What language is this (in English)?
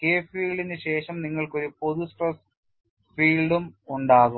Malayalam